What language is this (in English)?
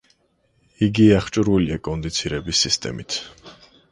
Georgian